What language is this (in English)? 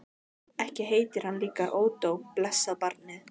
Icelandic